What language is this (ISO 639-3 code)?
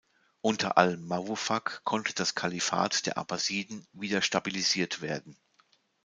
deu